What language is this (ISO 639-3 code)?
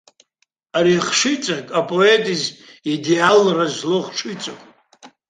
abk